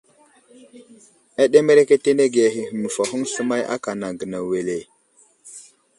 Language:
Wuzlam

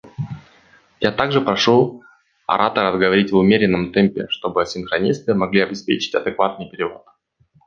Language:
Russian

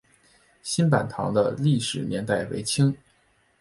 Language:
Chinese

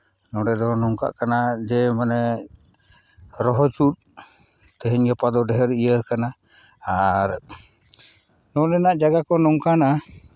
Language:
Santali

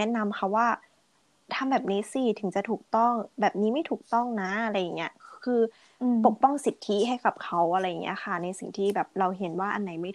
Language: Thai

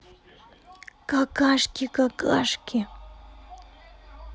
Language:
Russian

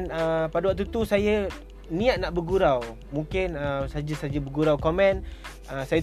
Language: Malay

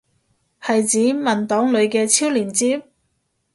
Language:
Cantonese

